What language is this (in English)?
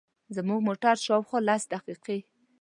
Pashto